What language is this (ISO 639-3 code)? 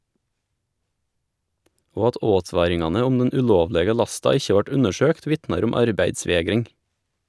nor